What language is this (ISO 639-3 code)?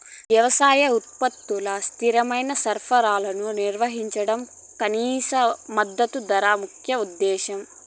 tel